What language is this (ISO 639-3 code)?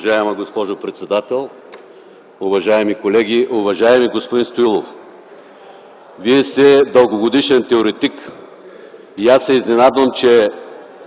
bul